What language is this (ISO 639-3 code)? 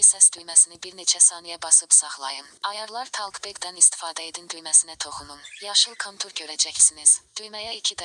tur